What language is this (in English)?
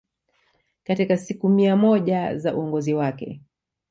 Swahili